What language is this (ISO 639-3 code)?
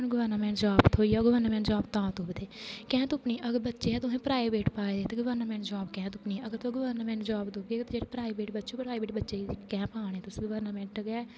doi